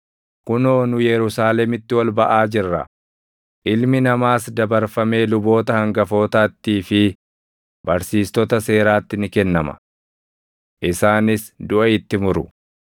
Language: Oromo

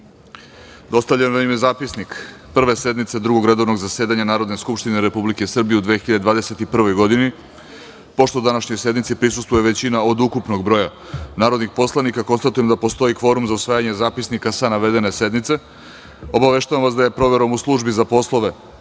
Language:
Serbian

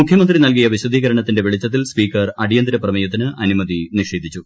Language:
Malayalam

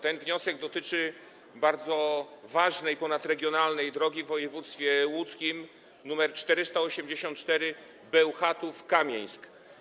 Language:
Polish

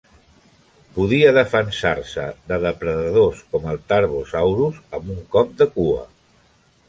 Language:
Catalan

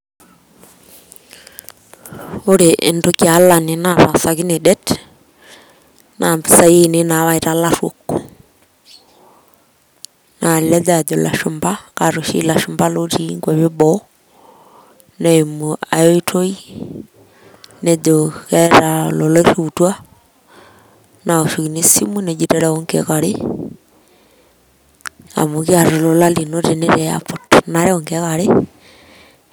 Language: Masai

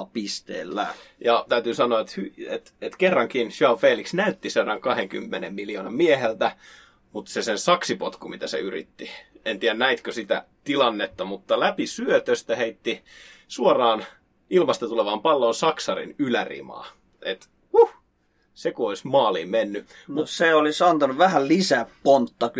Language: Finnish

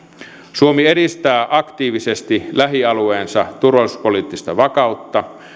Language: Finnish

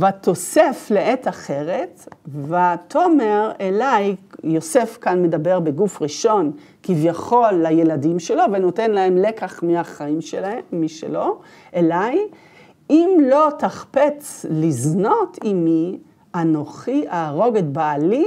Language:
Hebrew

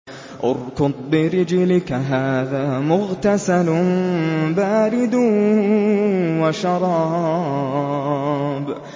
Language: Arabic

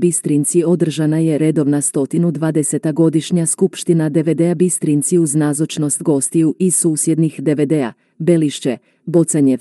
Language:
Croatian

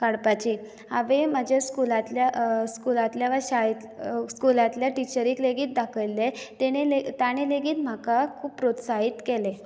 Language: Konkani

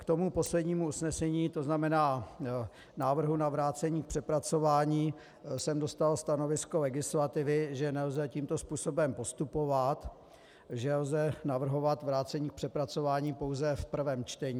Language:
Czech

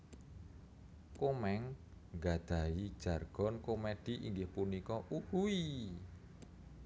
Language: Javanese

